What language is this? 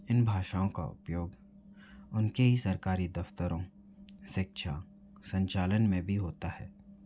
Hindi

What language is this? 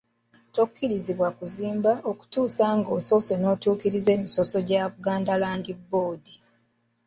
Ganda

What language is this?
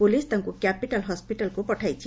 Odia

